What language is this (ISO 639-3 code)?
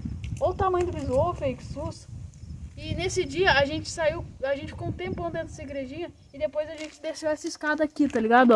por